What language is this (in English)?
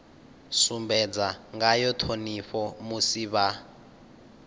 Venda